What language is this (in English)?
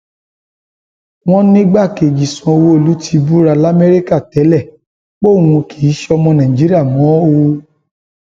Yoruba